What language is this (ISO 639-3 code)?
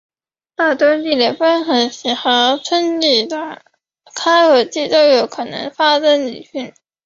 zho